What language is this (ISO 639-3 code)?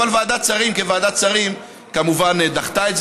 heb